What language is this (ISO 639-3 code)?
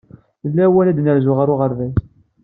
kab